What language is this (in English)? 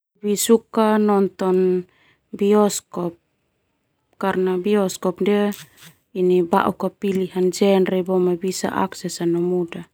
Termanu